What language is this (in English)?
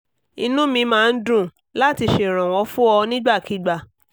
Yoruba